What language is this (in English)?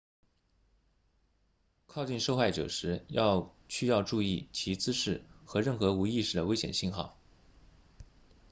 Chinese